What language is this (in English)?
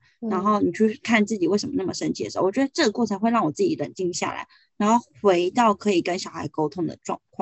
Chinese